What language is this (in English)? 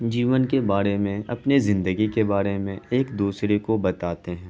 Urdu